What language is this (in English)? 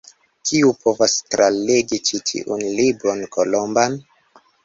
Esperanto